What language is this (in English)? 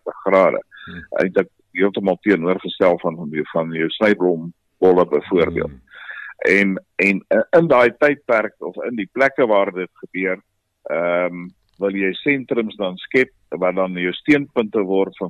Swedish